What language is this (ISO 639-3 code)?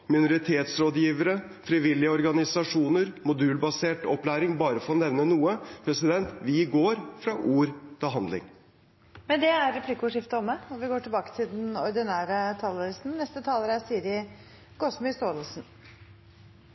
nor